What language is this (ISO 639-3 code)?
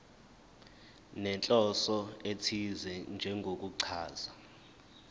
zul